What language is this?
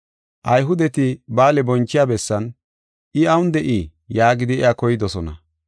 Gofa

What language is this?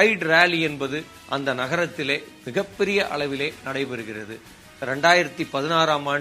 Tamil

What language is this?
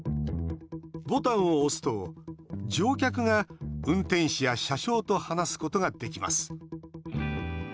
Japanese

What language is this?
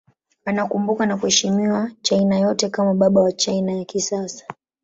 Swahili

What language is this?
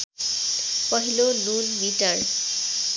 Nepali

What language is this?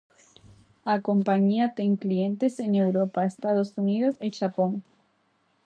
Galician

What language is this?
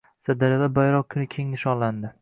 Uzbek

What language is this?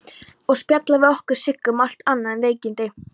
Icelandic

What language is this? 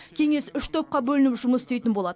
Kazakh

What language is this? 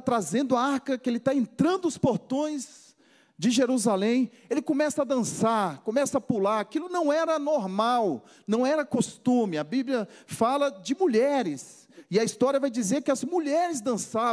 Portuguese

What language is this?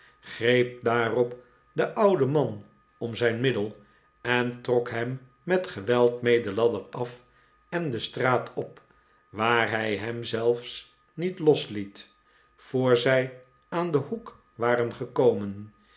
Dutch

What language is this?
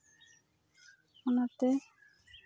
Santali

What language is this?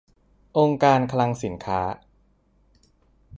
Thai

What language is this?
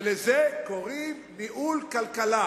Hebrew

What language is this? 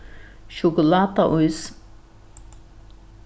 Faroese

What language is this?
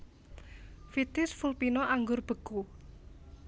Javanese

